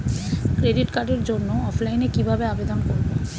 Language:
Bangla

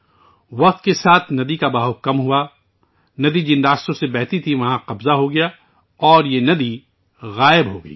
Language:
Urdu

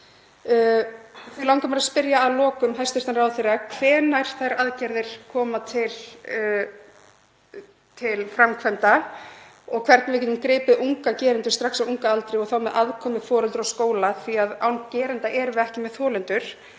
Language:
Icelandic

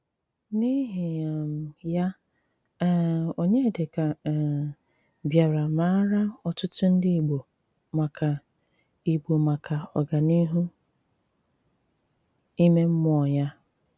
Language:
Igbo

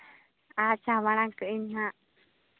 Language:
Santali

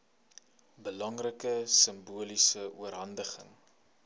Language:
Afrikaans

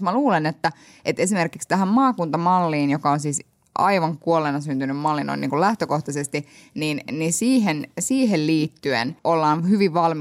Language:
Finnish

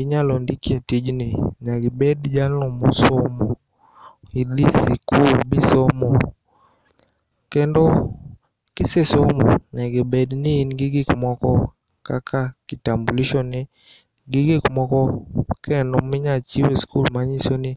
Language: Luo (Kenya and Tanzania)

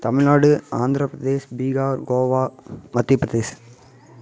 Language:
Tamil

